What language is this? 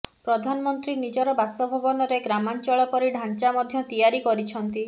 Odia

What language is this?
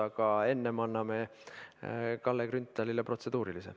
Estonian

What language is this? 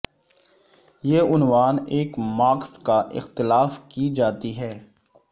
Urdu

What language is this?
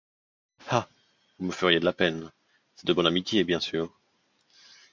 French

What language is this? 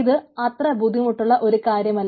Malayalam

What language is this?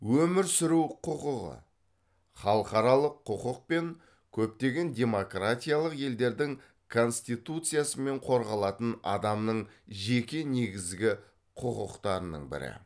Kazakh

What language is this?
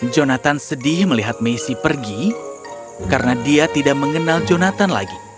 Indonesian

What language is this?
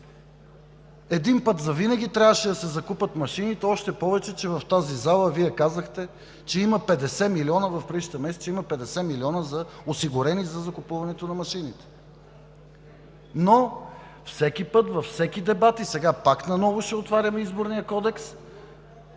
Bulgarian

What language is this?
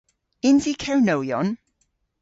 Cornish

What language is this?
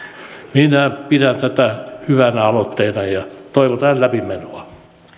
Finnish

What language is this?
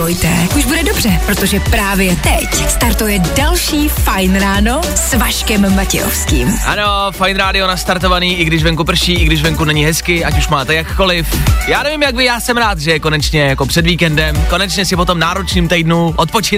Czech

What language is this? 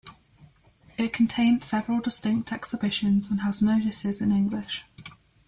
English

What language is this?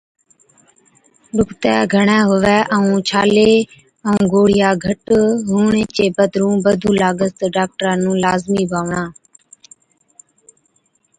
Od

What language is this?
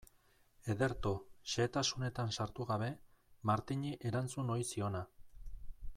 Basque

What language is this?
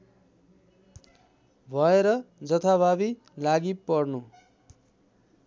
Nepali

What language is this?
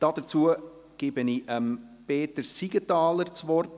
Swiss German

